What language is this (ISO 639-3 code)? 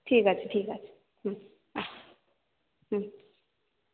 ben